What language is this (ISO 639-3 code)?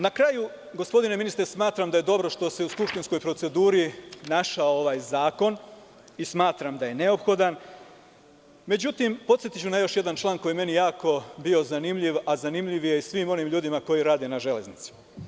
srp